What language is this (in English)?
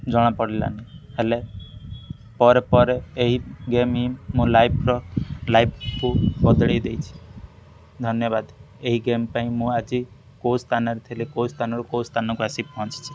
Odia